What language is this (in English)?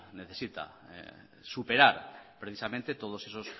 Spanish